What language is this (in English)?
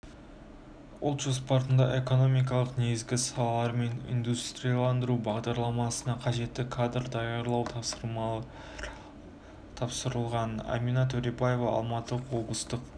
Kazakh